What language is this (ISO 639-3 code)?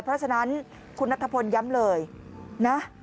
tha